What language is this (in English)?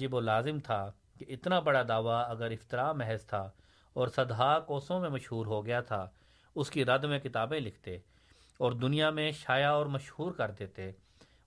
Urdu